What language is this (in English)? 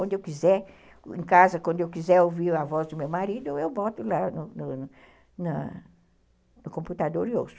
Portuguese